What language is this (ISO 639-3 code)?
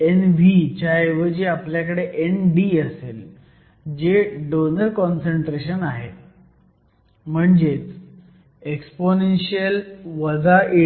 mar